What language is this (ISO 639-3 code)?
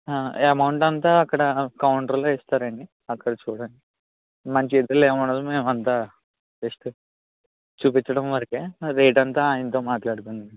tel